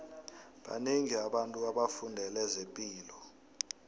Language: South Ndebele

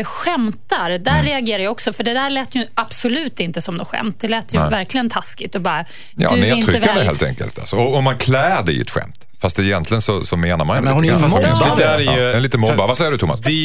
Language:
Swedish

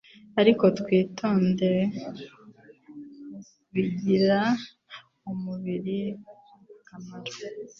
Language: Kinyarwanda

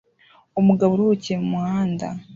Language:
Kinyarwanda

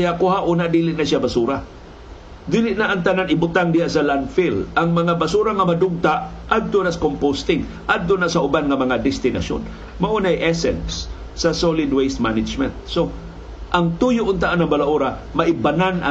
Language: Filipino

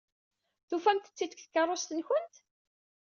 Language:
Kabyle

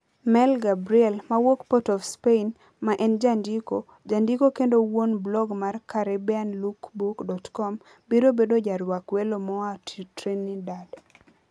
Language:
Luo (Kenya and Tanzania)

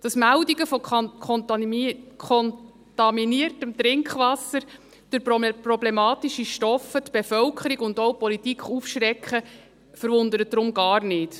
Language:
Swiss German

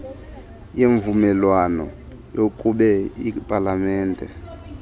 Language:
Xhosa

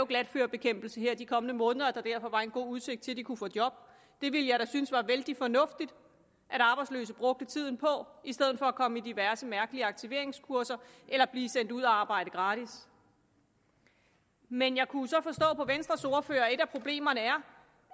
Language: Danish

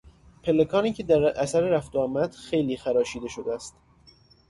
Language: Persian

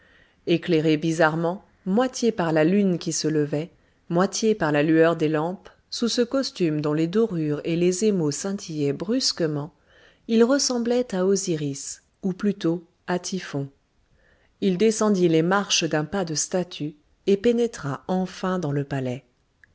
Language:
French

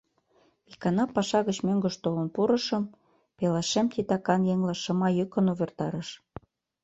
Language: Mari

